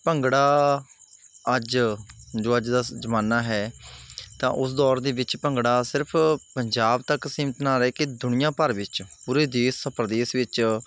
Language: Punjabi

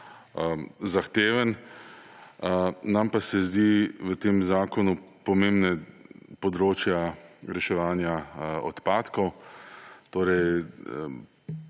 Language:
Slovenian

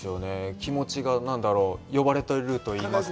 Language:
Japanese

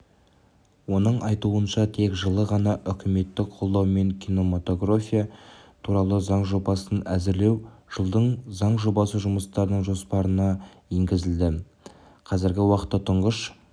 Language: Kazakh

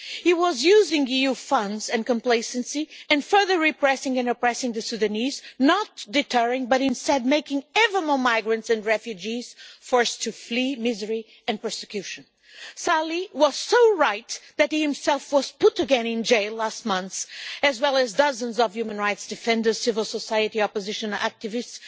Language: English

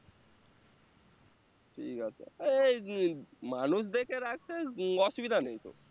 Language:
Bangla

